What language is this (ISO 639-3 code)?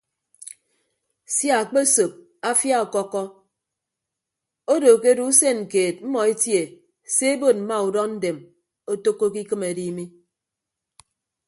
ibb